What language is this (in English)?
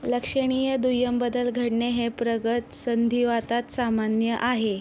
Marathi